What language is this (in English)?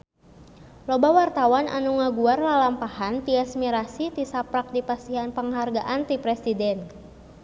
Sundanese